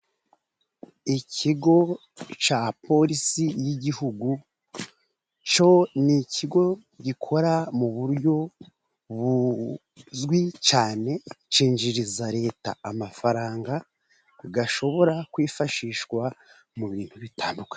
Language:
Kinyarwanda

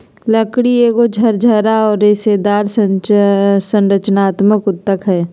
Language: Magahi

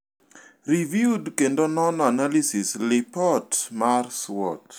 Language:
Luo (Kenya and Tanzania)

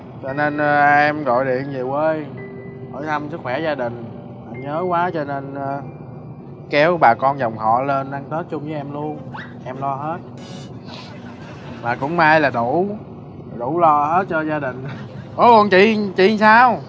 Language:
Vietnamese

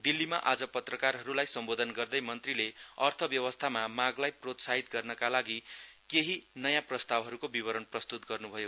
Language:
Nepali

